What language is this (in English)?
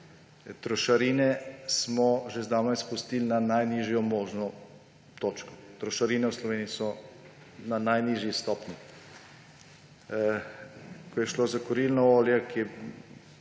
Slovenian